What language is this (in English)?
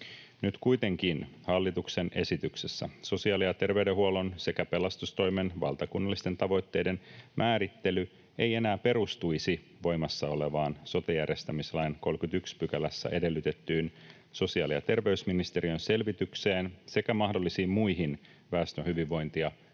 Finnish